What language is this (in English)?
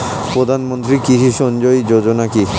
Bangla